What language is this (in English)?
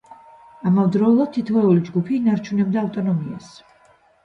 Georgian